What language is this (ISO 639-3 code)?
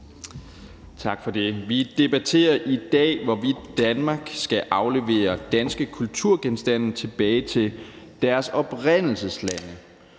dan